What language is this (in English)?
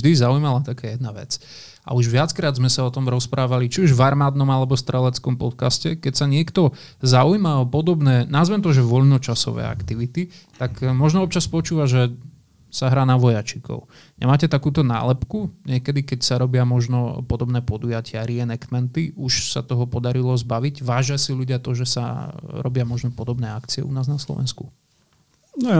Slovak